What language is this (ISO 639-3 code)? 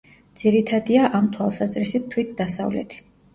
kat